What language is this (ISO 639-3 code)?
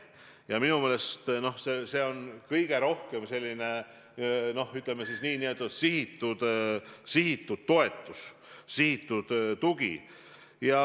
est